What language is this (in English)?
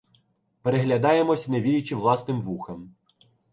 Ukrainian